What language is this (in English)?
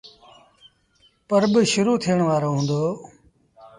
Sindhi Bhil